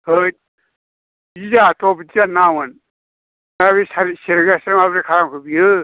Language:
Bodo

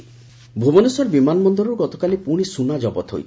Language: Odia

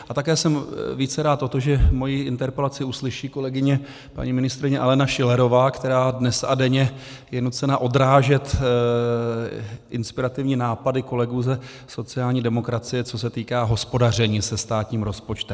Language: Czech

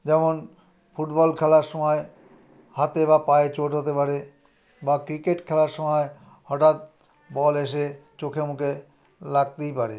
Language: Bangla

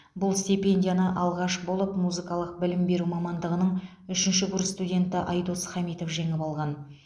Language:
Kazakh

